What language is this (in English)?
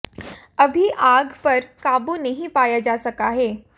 Hindi